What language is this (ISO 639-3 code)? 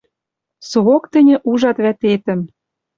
mrj